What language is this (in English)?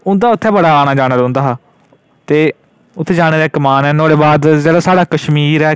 Dogri